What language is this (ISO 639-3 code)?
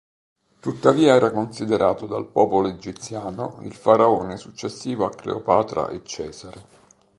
ita